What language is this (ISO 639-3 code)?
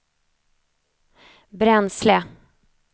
swe